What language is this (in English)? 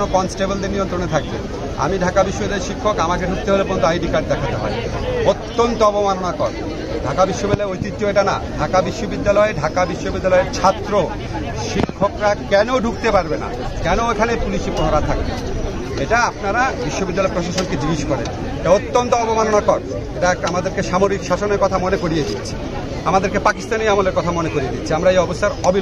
Bangla